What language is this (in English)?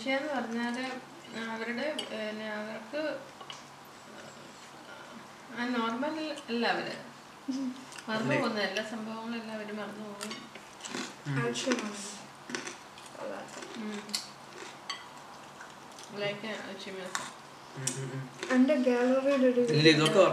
Malayalam